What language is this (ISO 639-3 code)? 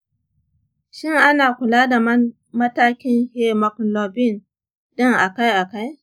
hau